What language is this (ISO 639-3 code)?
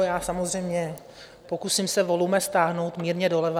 ces